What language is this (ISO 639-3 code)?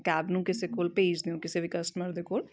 pan